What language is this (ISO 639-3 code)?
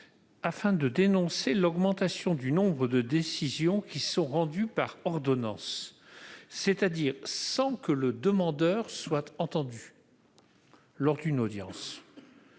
fra